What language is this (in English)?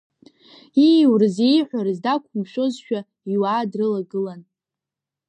Abkhazian